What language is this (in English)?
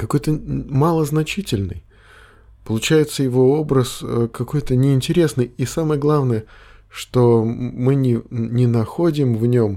Russian